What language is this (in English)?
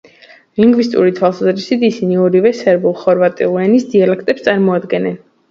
Georgian